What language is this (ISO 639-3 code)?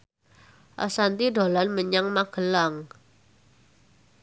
jav